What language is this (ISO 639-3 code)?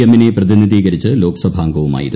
mal